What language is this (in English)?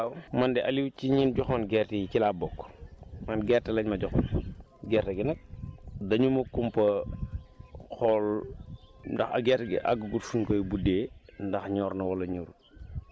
Wolof